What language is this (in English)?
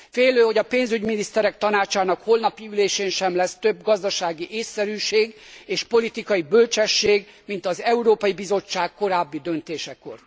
Hungarian